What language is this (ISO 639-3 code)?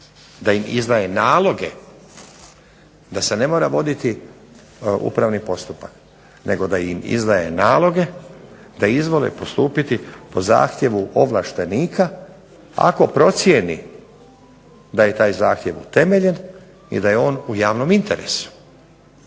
hrv